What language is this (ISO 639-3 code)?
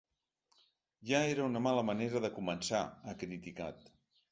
cat